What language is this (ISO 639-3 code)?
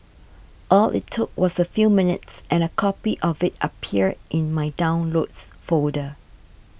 eng